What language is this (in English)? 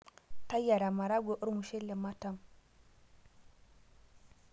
Masai